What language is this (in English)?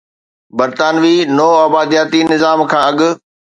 Sindhi